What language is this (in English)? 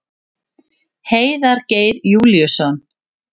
Icelandic